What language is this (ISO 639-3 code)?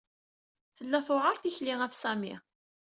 kab